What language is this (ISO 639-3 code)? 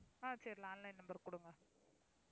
tam